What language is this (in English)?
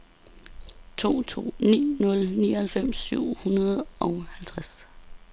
Danish